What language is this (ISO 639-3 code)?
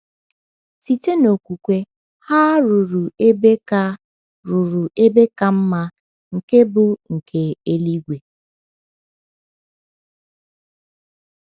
ibo